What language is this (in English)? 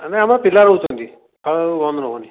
Odia